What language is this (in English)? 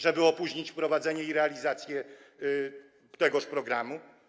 Polish